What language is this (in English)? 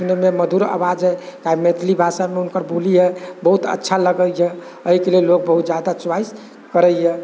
Maithili